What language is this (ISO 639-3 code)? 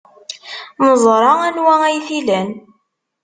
kab